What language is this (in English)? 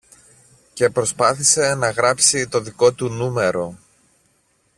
Greek